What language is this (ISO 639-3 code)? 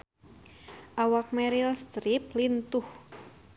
sun